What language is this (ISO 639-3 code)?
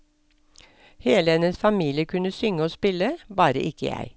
nor